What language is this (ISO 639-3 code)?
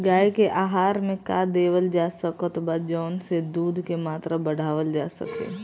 bho